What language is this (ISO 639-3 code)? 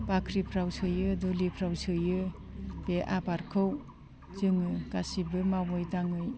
brx